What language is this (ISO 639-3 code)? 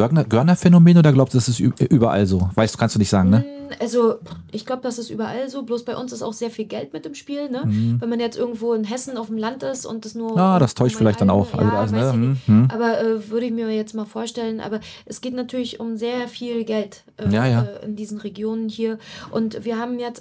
deu